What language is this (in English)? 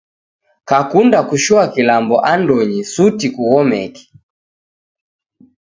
Taita